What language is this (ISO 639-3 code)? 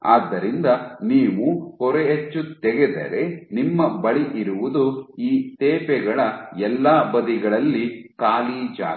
kan